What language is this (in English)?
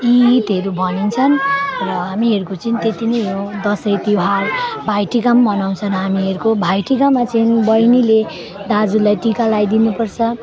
Nepali